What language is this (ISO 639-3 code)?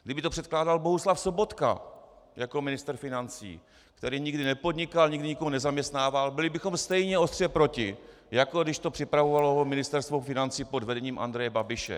ces